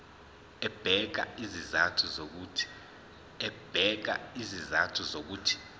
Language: Zulu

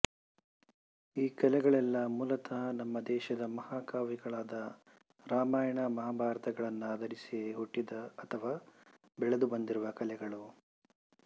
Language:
Kannada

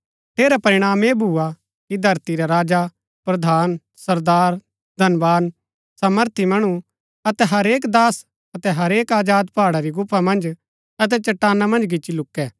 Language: Gaddi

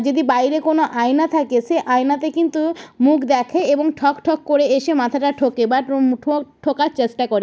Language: Bangla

